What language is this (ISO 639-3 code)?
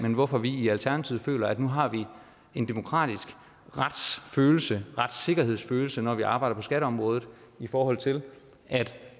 dan